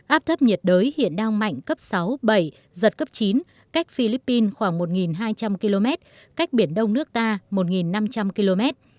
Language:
Vietnamese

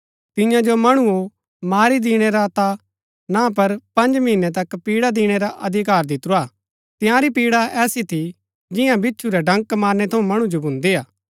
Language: Gaddi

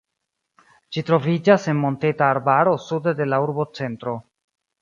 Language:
Esperanto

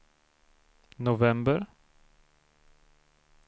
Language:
Swedish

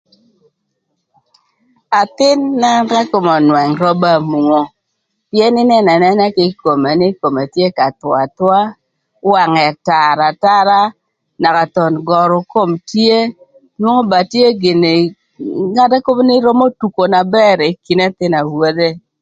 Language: Thur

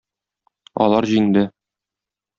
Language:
Tatar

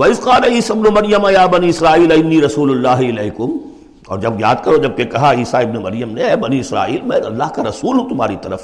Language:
Urdu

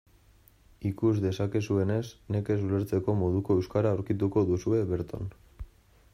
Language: Basque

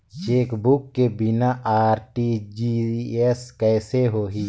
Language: Chhattisgarhi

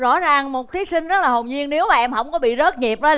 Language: Vietnamese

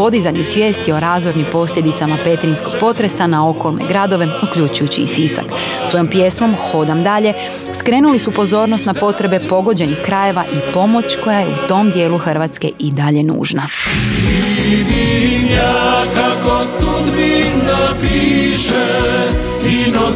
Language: Croatian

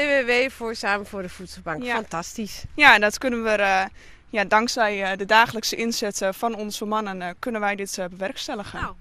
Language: Dutch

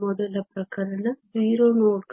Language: Kannada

